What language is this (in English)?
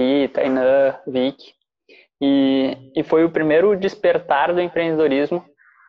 Portuguese